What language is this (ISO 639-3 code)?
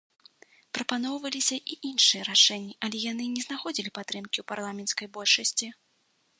bel